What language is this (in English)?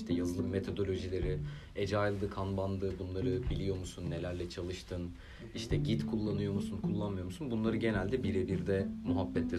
Turkish